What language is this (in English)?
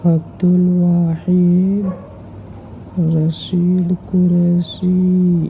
Urdu